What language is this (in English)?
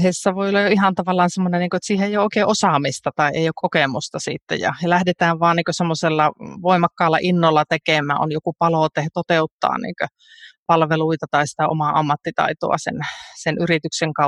Finnish